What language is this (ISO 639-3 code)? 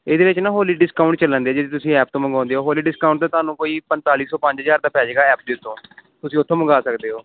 pan